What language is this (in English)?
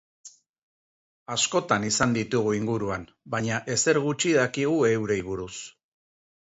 Basque